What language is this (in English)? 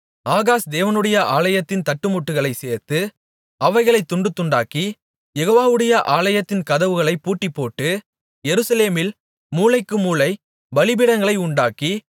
Tamil